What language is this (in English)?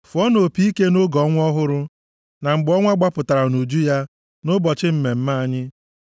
Igbo